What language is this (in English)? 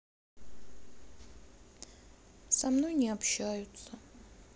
Russian